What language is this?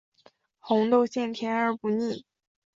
Chinese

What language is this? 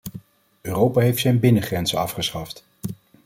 Dutch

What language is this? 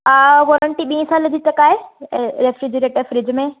Sindhi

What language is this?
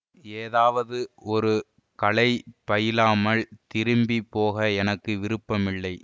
Tamil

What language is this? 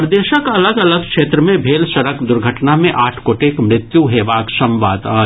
Maithili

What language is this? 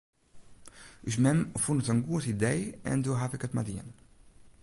Western Frisian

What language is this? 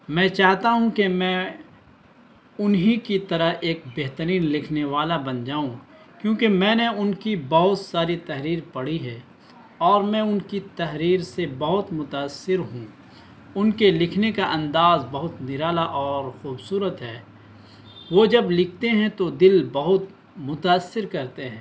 Urdu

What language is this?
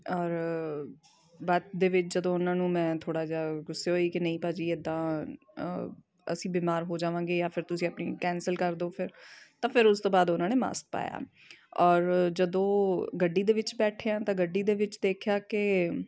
Punjabi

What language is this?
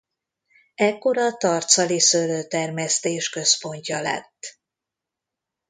Hungarian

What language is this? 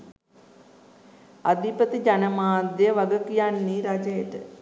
Sinhala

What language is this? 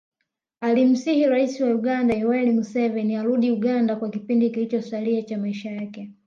Swahili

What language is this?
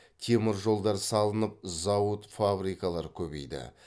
Kazakh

